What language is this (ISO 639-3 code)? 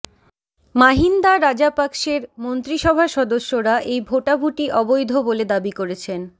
ben